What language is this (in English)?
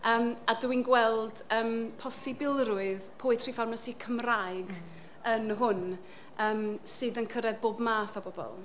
Welsh